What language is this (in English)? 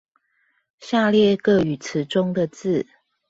Chinese